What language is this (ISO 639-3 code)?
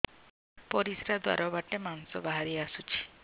ori